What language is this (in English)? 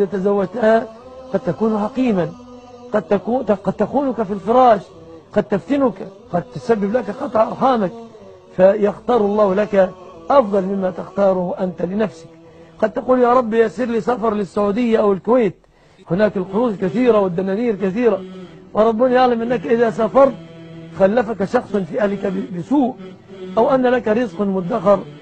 Arabic